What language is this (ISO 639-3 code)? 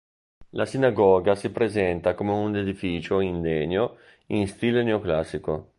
ita